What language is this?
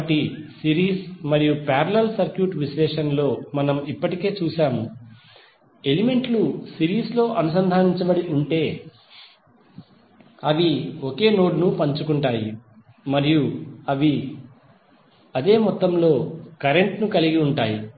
Telugu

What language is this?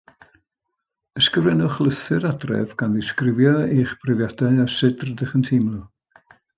Welsh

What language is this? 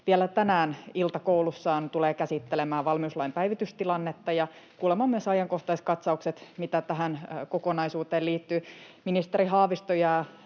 Finnish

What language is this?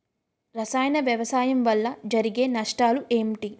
Telugu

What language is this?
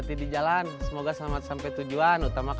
Indonesian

